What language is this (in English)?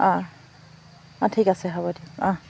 Assamese